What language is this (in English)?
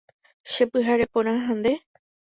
Guarani